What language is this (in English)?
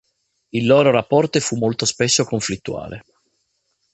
Italian